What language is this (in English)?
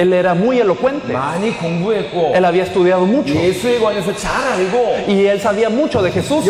Spanish